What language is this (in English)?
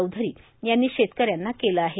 Marathi